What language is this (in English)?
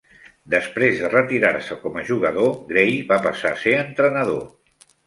Catalan